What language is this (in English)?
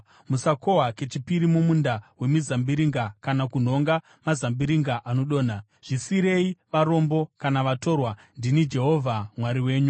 Shona